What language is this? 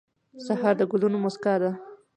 Pashto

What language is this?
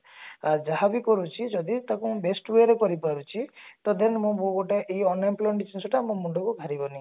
Odia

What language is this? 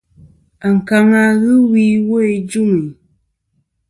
Kom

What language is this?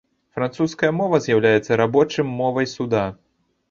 Belarusian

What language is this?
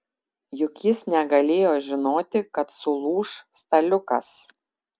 Lithuanian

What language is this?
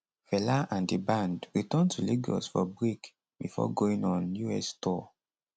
Nigerian Pidgin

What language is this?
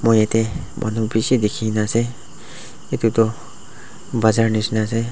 Naga Pidgin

